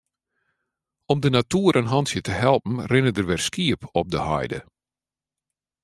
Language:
Western Frisian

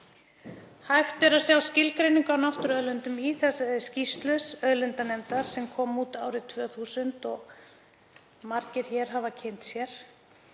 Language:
Icelandic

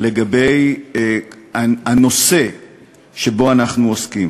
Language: Hebrew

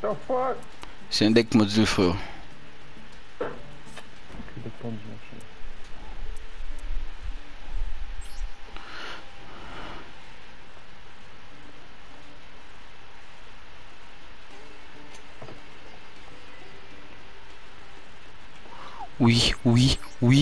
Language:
French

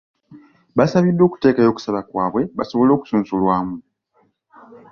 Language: Ganda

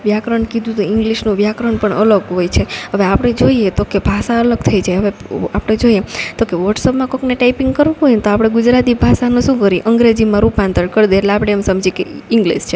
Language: Gujarati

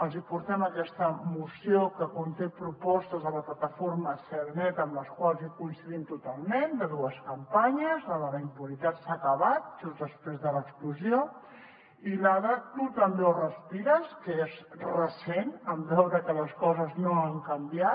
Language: Catalan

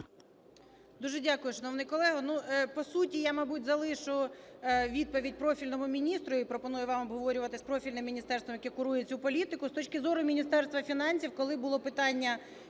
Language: Ukrainian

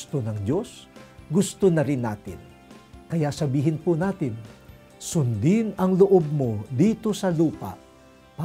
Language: Filipino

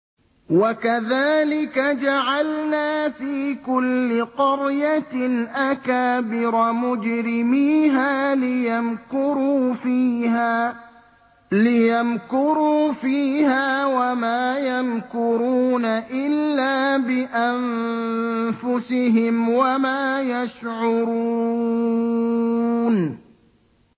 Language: Arabic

